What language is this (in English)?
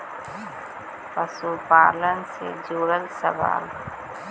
Magahi